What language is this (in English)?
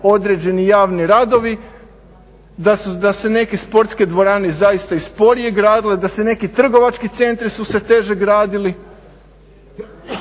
Croatian